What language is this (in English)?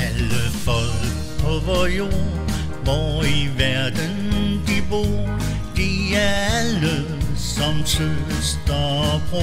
Norwegian